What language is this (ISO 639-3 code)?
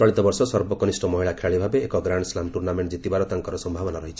ori